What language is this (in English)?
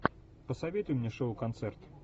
Russian